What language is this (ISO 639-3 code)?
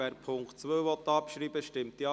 gsw